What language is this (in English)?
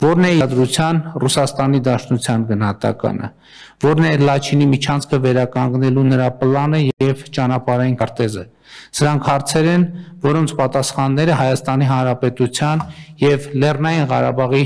Romanian